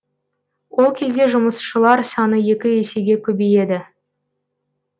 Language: Kazakh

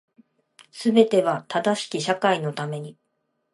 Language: Japanese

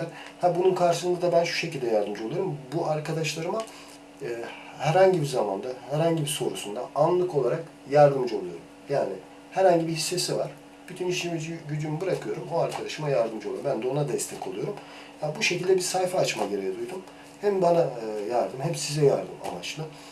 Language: Turkish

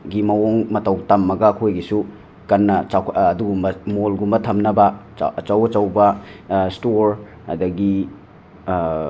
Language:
Manipuri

